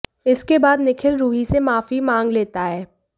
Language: Hindi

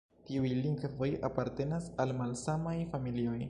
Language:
Esperanto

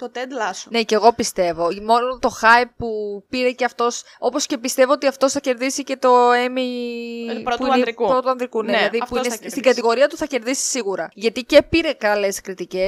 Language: Greek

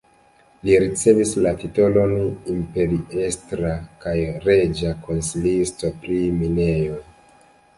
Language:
Esperanto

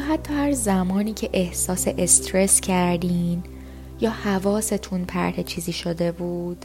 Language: Persian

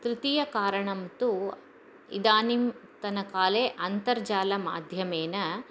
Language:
Sanskrit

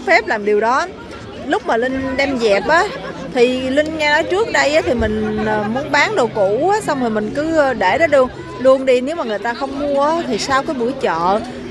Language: Vietnamese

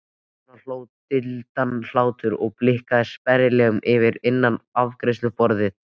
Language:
Icelandic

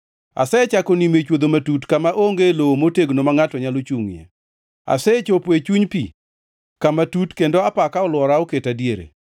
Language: Luo (Kenya and Tanzania)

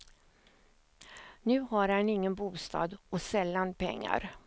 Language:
Swedish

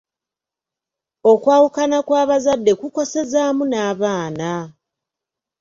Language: Ganda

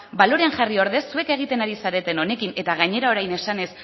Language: Basque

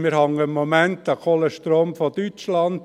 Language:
Swiss German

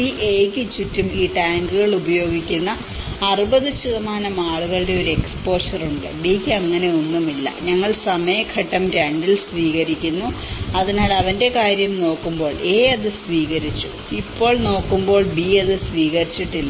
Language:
Malayalam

